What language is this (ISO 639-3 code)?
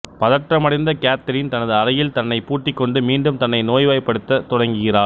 tam